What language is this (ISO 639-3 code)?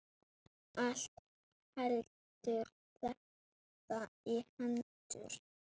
isl